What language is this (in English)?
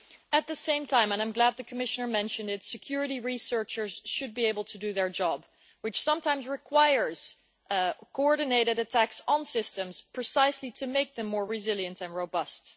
English